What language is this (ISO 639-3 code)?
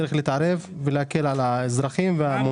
heb